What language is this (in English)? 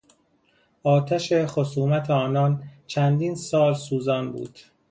Persian